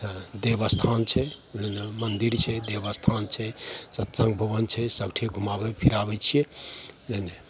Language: Maithili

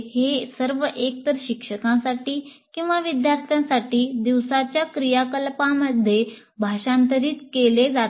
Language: Marathi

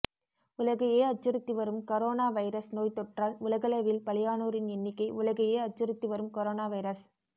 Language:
Tamil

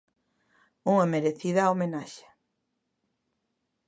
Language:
Galician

